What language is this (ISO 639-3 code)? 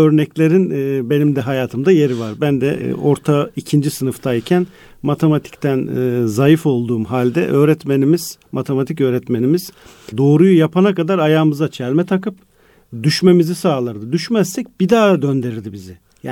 tur